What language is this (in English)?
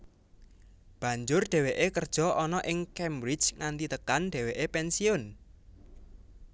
Javanese